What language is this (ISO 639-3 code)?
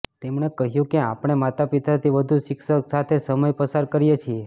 guj